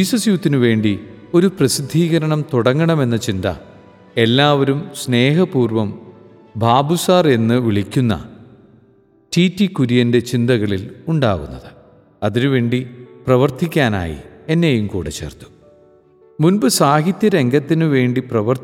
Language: Malayalam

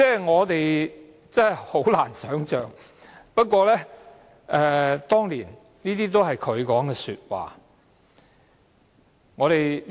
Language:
Cantonese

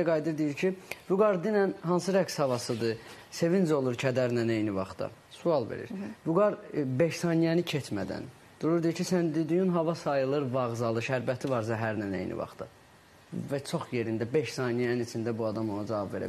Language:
Turkish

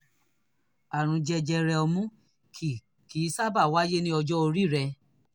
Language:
Yoruba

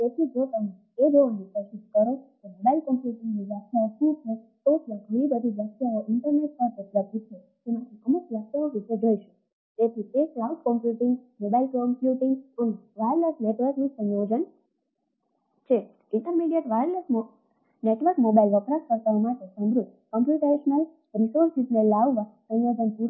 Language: Gujarati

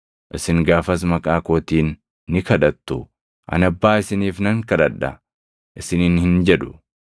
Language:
Oromo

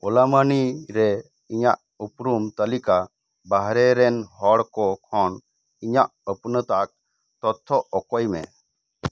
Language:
Santali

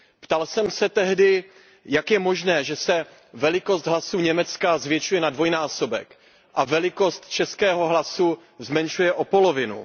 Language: Czech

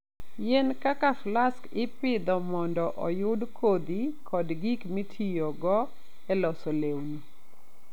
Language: Luo (Kenya and Tanzania)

